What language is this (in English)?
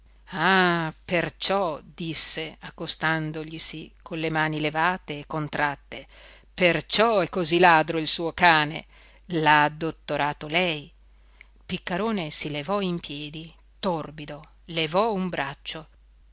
Italian